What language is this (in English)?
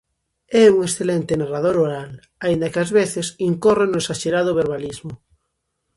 Galician